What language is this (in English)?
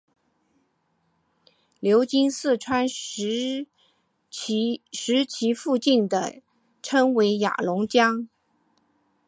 Chinese